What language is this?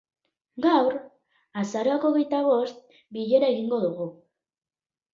Basque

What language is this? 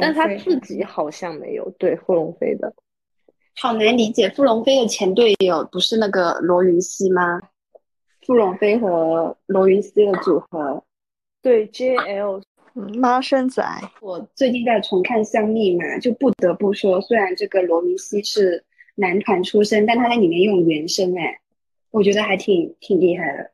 Chinese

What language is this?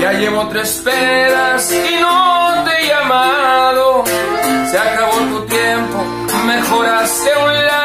Portuguese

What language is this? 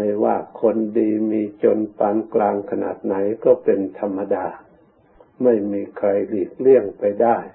Thai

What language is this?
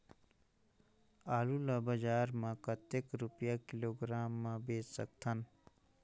Chhattisgarhi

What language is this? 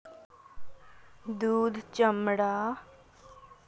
Magahi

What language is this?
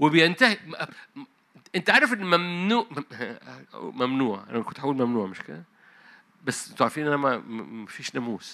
Arabic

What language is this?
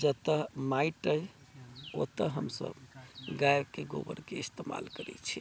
Maithili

